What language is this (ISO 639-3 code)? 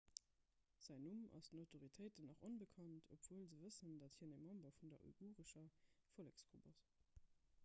ltz